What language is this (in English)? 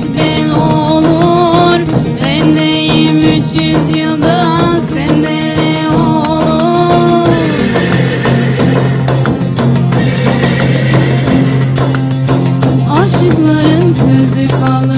Arabic